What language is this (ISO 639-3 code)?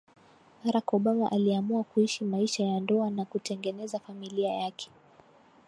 swa